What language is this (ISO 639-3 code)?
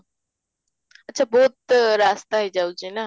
ori